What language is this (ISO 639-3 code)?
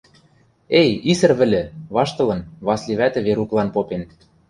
mrj